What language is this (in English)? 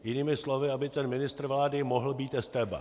Czech